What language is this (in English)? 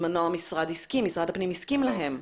Hebrew